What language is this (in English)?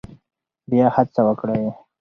Pashto